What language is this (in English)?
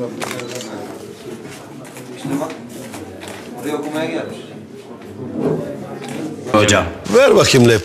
Turkish